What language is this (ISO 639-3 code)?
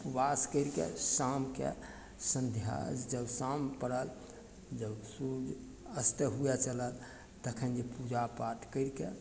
mai